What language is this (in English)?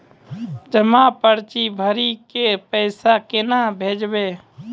Maithili